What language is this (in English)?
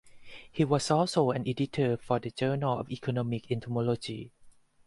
English